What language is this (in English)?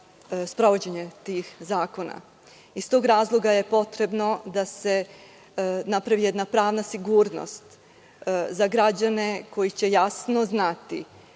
Serbian